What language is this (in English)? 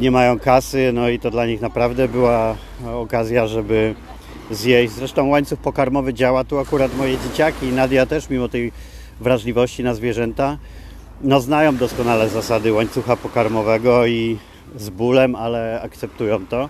Polish